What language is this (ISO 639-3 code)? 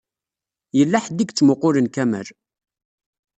kab